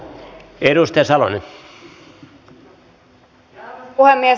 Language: Finnish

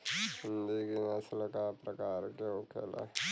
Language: Bhojpuri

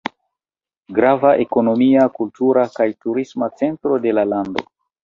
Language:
Esperanto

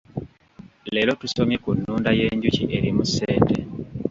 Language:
Ganda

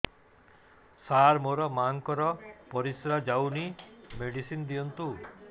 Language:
Odia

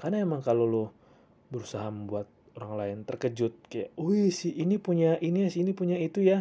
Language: Indonesian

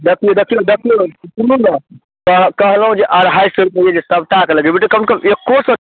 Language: Maithili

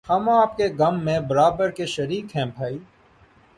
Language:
Urdu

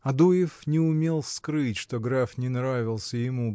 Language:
Russian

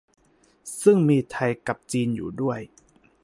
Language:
Thai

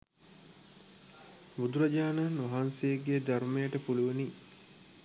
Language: Sinhala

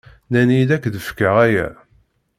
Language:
Kabyle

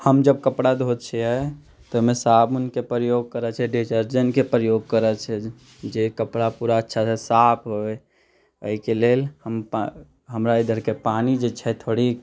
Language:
Maithili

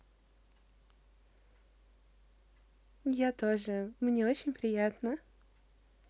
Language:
Russian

